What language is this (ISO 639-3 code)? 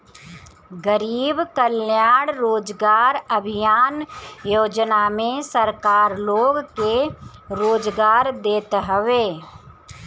bho